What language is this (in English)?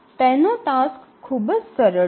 Gujarati